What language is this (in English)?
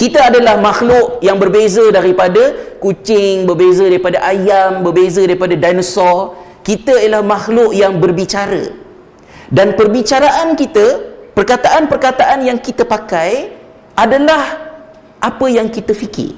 Malay